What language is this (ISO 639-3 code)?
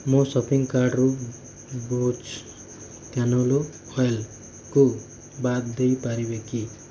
ori